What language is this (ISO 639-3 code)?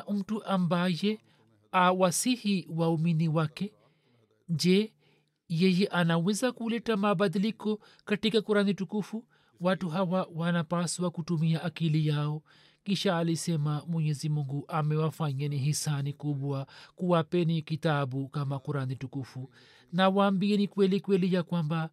swa